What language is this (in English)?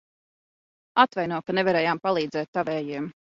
Latvian